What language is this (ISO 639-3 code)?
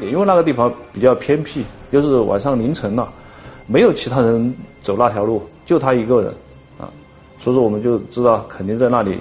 zho